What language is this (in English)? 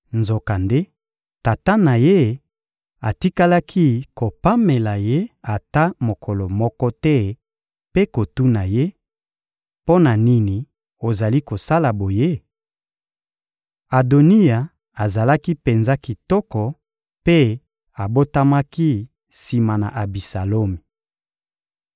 Lingala